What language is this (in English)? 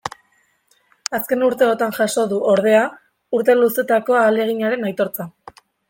Basque